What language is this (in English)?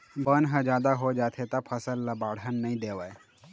Chhattisgarhi